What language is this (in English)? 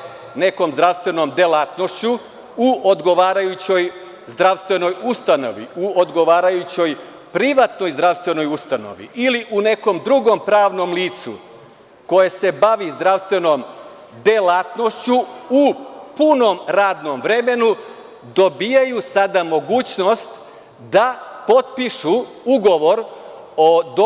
Serbian